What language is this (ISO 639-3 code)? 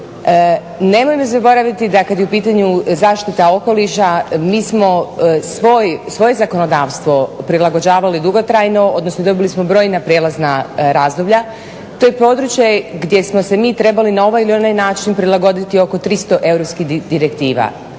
hrv